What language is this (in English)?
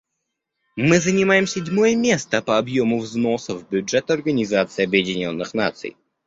Russian